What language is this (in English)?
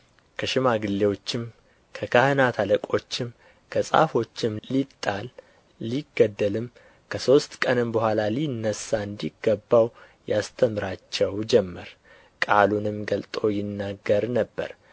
Amharic